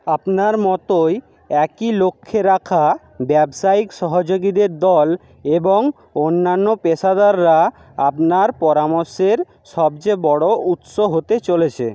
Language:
Bangla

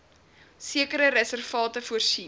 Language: Afrikaans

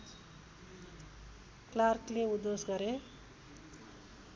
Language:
Nepali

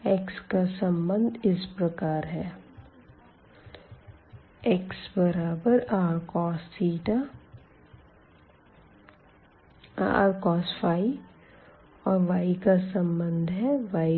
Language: Hindi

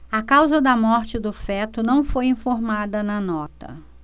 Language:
Portuguese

